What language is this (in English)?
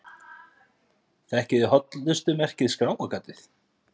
Icelandic